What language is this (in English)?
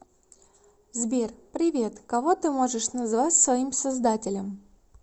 Russian